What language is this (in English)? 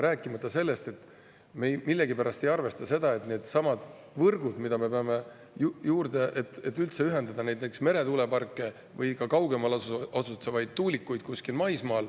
Estonian